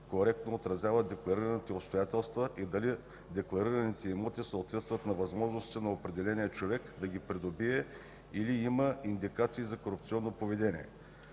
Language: Bulgarian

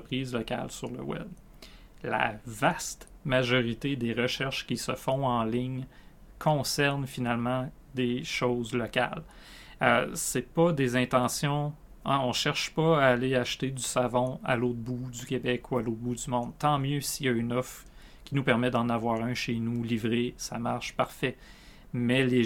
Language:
French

